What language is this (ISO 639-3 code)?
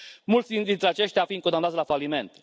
ron